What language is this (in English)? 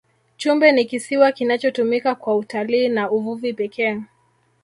Swahili